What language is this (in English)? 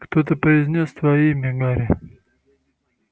Russian